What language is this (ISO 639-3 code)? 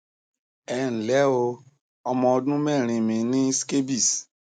yor